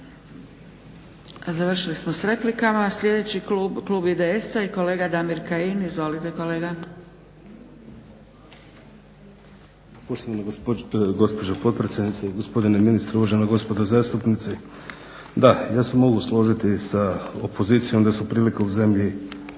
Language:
Croatian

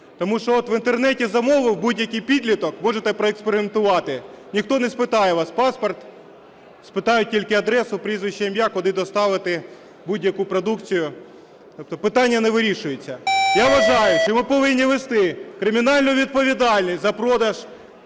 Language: Ukrainian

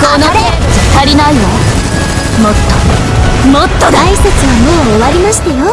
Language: Japanese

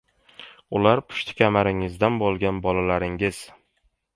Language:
Uzbek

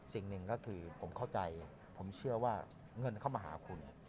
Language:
Thai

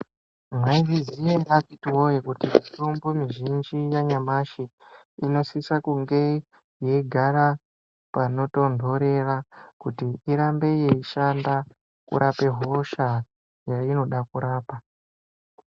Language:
Ndau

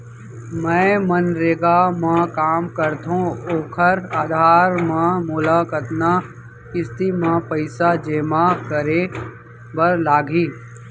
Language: Chhattisgarhi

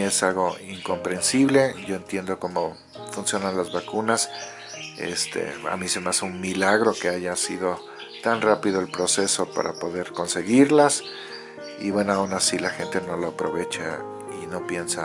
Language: Spanish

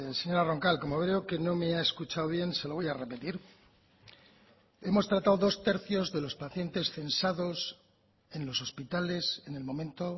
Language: Spanish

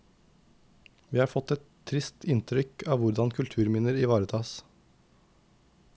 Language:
Norwegian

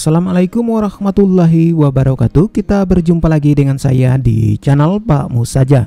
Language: Indonesian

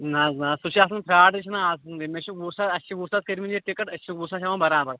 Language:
Kashmiri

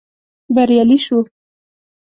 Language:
Pashto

